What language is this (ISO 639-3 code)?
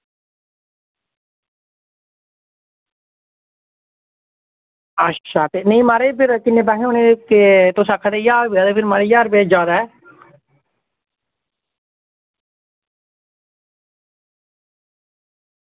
doi